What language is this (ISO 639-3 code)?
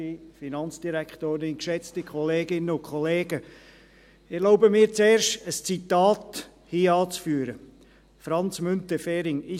gsw